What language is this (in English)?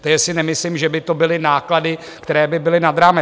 Czech